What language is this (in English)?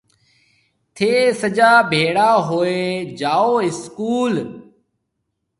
Marwari (Pakistan)